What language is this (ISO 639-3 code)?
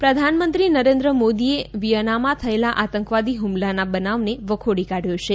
guj